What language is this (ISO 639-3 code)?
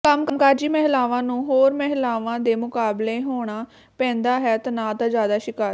pan